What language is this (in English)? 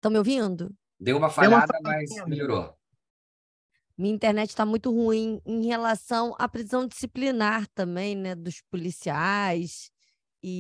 Portuguese